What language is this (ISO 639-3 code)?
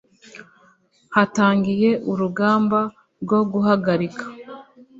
kin